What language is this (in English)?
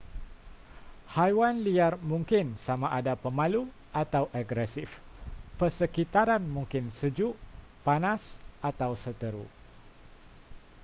Malay